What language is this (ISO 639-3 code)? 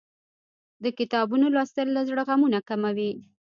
pus